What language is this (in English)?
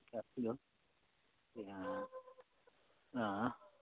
Nepali